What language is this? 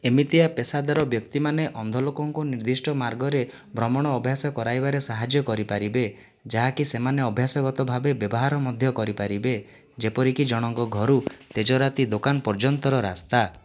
Odia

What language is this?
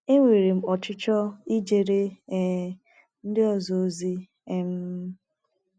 Igbo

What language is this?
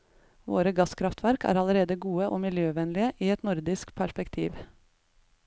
Norwegian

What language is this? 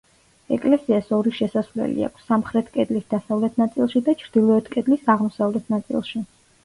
Georgian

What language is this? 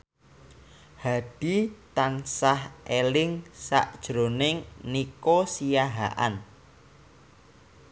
Javanese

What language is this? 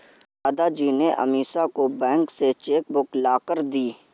Hindi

